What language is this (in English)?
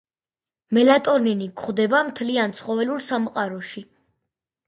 Georgian